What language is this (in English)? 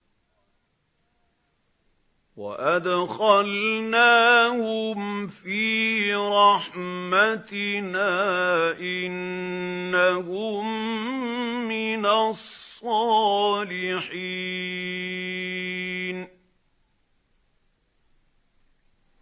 Arabic